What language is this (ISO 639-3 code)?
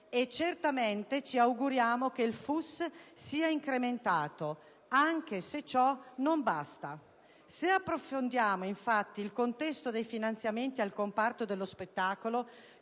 ita